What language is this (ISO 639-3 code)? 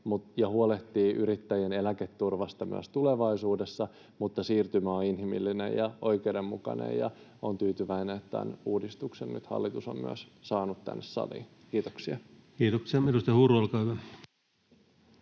fin